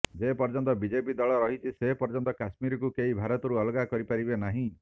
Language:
Odia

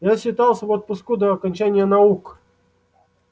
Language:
Russian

